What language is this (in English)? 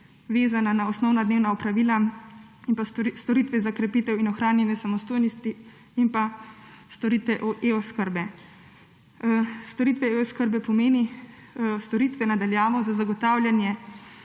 Slovenian